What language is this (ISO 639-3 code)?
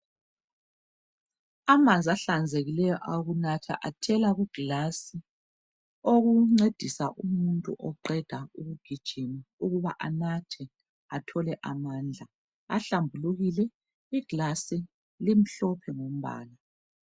nde